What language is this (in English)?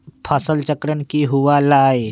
Magahi